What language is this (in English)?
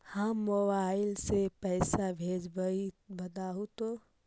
Magahi